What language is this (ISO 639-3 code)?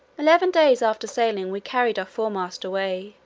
eng